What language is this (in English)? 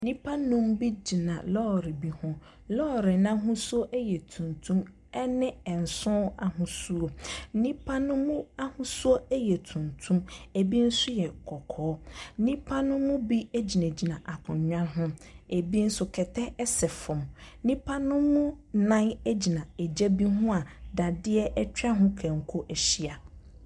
Akan